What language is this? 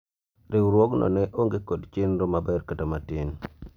Luo (Kenya and Tanzania)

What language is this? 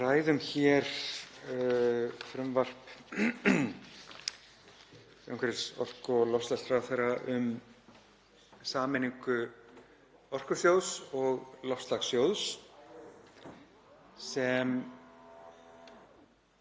Icelandic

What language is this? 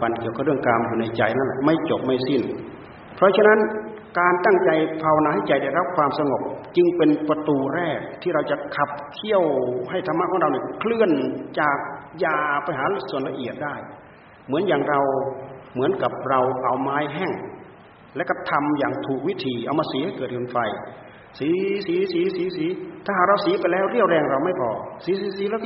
Thai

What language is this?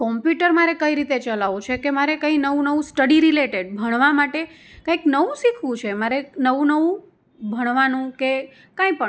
Gujarati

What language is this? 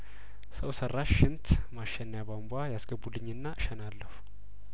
Amharic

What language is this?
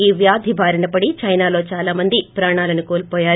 Telugu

